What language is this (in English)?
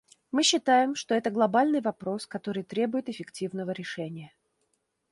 Russian